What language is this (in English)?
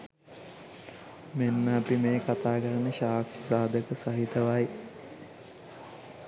Sinhala